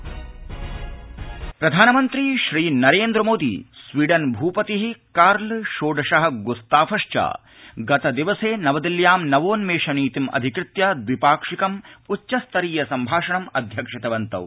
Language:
Sanskrit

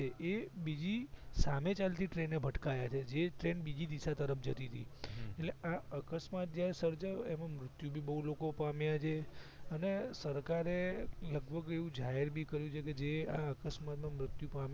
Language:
Gujarati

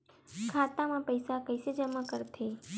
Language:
Chhattisgarhi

